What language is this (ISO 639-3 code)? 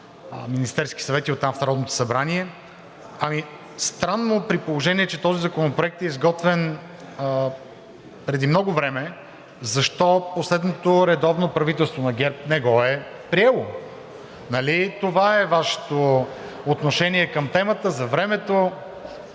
bul